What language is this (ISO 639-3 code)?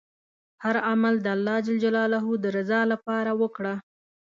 pus